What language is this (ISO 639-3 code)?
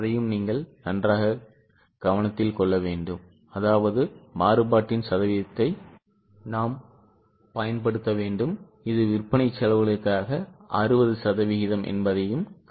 tam